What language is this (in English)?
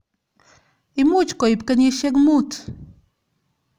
Kalenjin